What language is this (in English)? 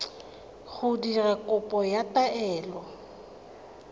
Tswana